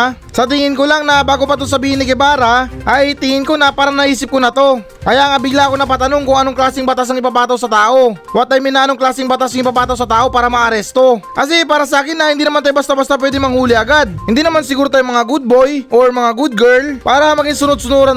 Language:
Filipino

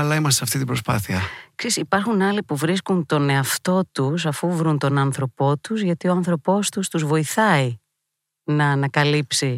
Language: Greek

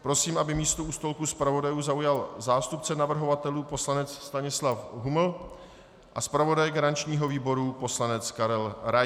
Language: Czech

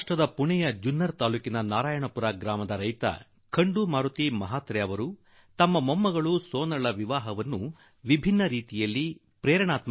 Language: Kannada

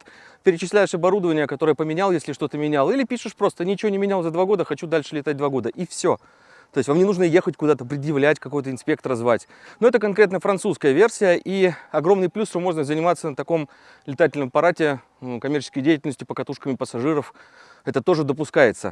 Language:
Russian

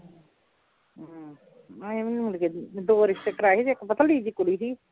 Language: Punjabi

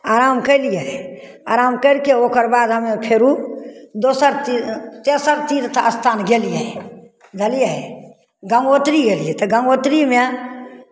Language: Maithili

